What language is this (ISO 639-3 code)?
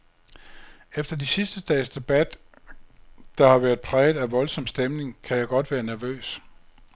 dan